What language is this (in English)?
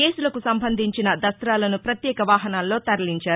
Telugu